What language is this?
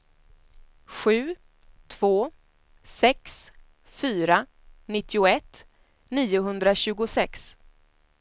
Swedish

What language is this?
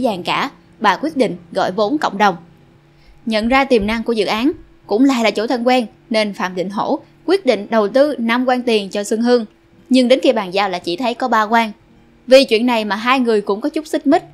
Vietnamese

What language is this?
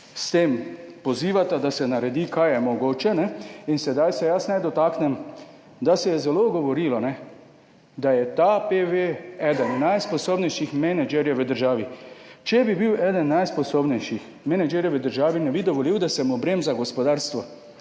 Slovenian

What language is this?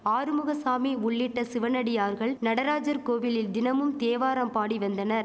Tamil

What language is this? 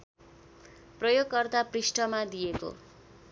Nepali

